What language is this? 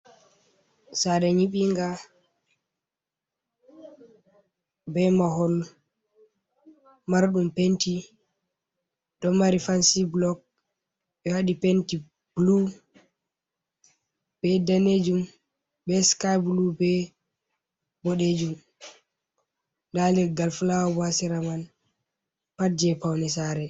Fula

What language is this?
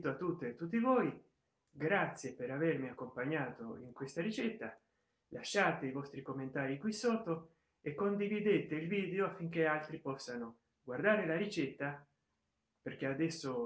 Italian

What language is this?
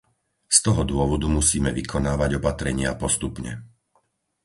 Slovak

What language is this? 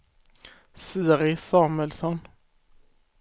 Swedish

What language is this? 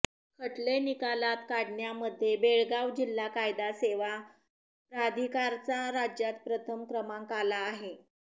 Marathi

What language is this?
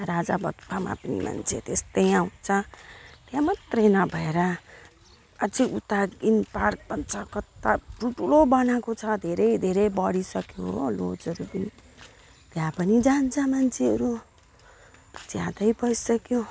Nepali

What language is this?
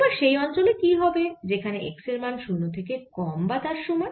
Bangla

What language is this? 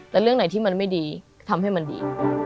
Thai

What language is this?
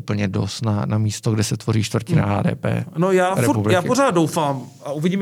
Czech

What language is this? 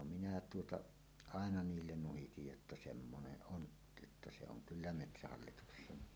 Finnish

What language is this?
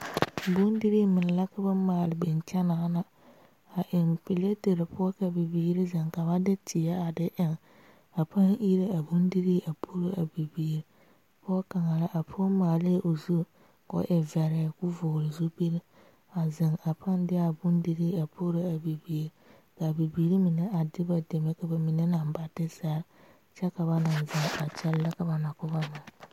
Southern Dagaare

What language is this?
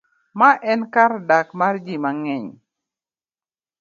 Luo (Kenya and Tanzania)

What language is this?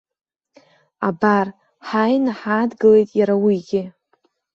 Abkhazian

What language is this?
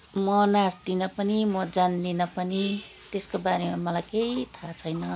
Nepali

